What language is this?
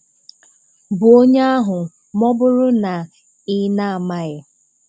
Igbo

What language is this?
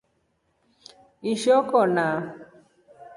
Rombo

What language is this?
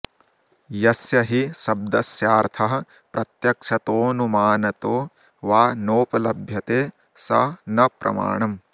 Sanskrit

